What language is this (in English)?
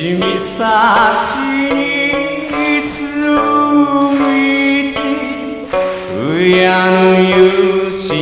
Japanese